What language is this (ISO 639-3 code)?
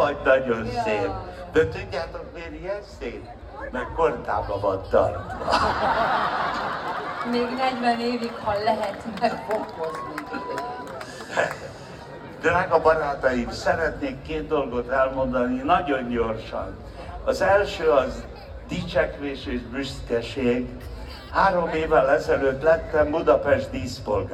hun